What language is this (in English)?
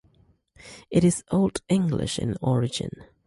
English